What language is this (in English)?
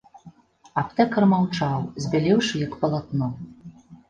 Belarusian